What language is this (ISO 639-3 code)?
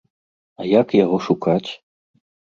bel